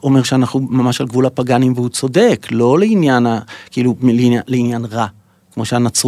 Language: Hebrew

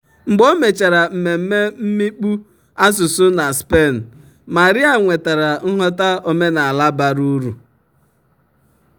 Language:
Igbo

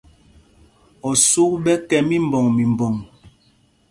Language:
Mpumpong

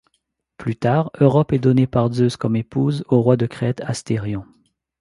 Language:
French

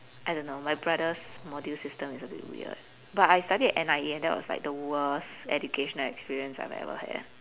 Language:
English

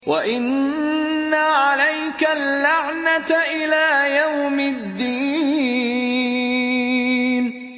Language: Arabic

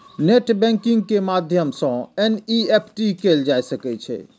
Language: Maithili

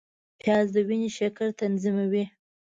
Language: Pashto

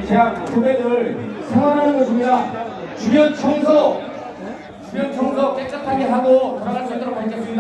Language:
Korean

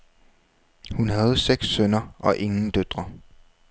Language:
Danish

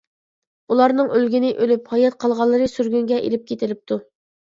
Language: Uyghur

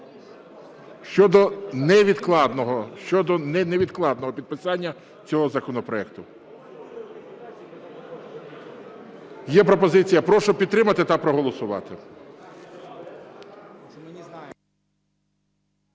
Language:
Ukrainian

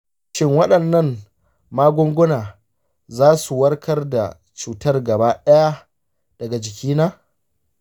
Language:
Hausa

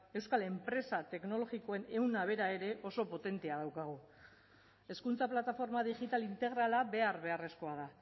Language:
Basque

